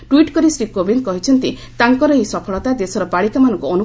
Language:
Odia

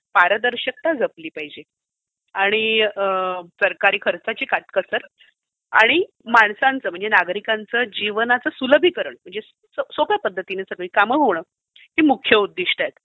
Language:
Marathi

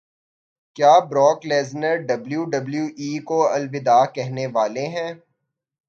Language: Urdu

